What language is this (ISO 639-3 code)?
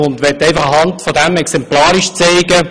gsw